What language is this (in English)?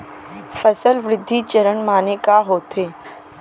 Chhattisgarhi